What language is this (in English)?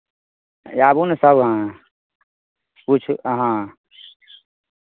Maithili